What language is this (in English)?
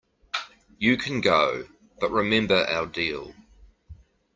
English